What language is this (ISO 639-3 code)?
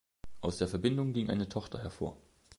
deu